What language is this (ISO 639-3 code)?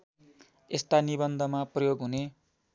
nep